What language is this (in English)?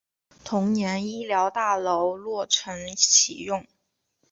Chinese